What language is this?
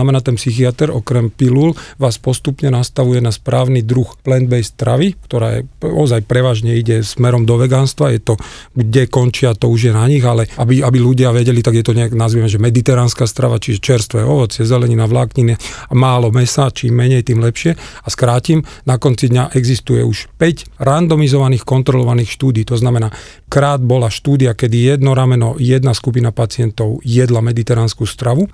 Slovak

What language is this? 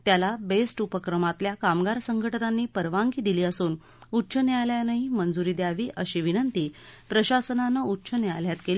Marathi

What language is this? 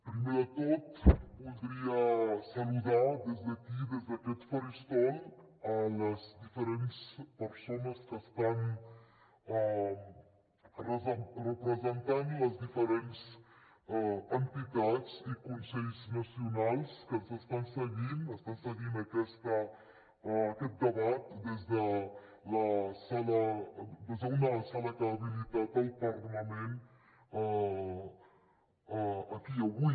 Catalan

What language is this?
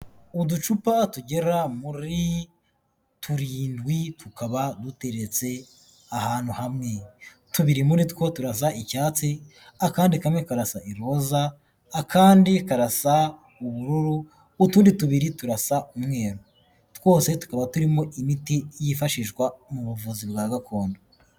Kinyarwanda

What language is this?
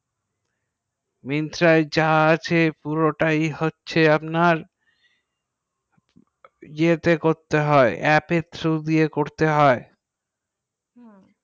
Bangla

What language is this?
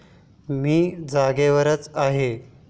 Marathi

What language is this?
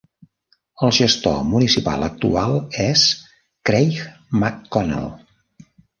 Catalan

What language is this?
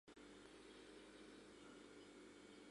Mari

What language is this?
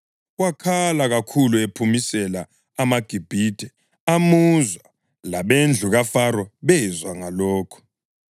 North Ndebele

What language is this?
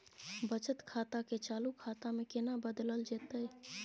Maithili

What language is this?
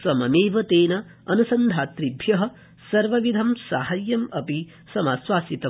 Sanskrit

